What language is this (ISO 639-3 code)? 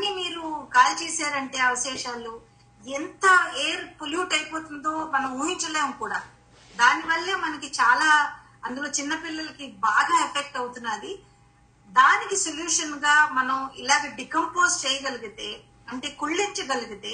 tel